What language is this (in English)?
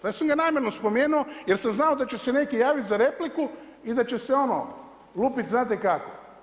Croatian